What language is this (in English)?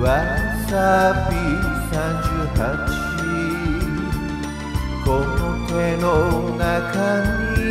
Arabic